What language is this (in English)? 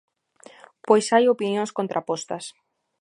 Galician